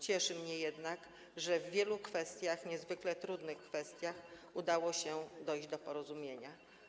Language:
Polish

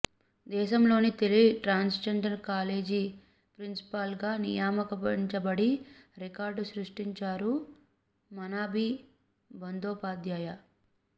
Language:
Telugu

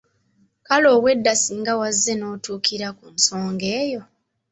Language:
Ganda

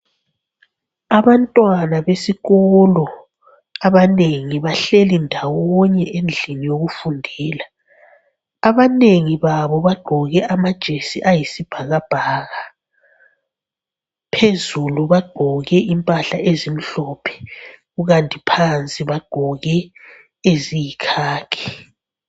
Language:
North Ndebele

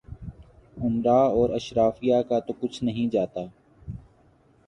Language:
Urdu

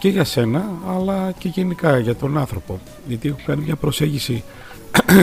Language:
Greek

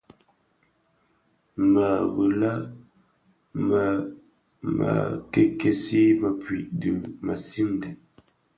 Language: Bafia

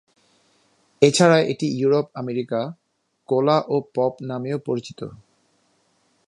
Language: Bangla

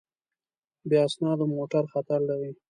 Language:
Pashto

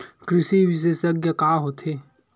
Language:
Chhattisgarhi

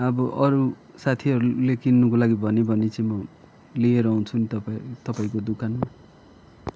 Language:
Nepali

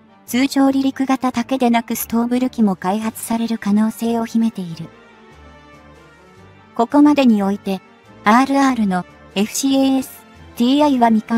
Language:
Japanese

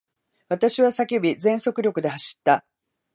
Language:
Japanese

